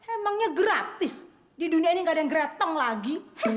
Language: Indonesian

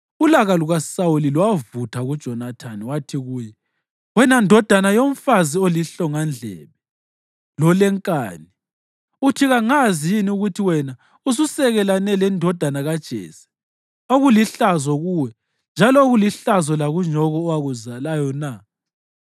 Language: North Ndebele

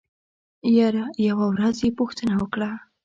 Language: Pashto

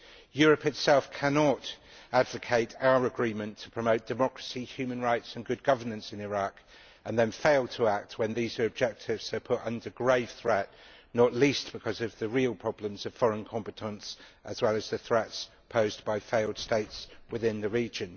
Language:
English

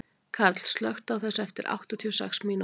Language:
Icelandic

